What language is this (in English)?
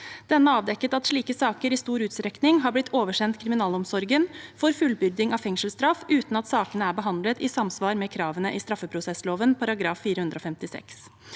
Norwegian